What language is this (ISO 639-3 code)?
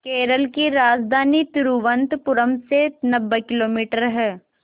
hin